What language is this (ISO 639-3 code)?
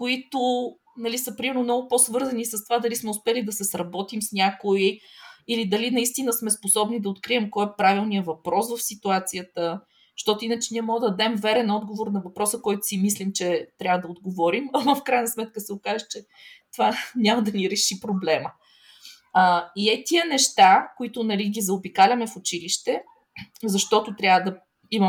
bul